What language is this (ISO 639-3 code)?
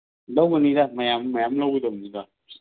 mni